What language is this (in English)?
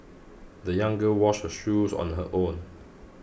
English